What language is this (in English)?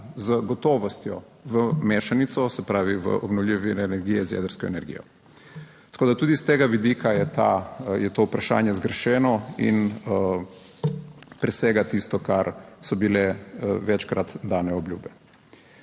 Slovenian